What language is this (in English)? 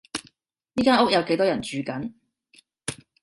Cantonese